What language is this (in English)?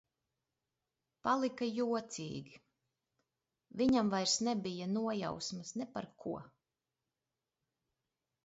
Latvian